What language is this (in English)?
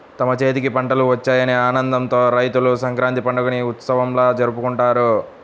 Telugu